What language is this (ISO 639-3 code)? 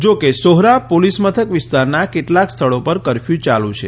guj